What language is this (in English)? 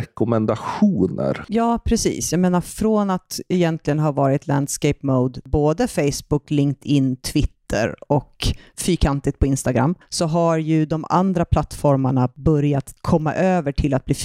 Swedish